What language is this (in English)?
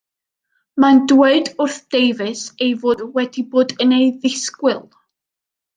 Welsh